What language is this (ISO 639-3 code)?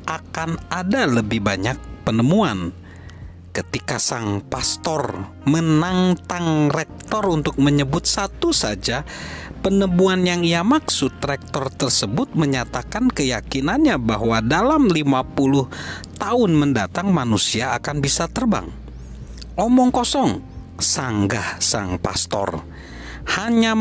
ind